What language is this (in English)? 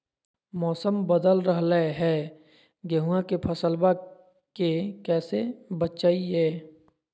Magahi